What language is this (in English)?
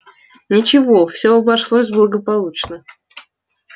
Russian